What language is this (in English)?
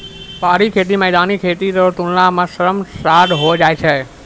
Maithili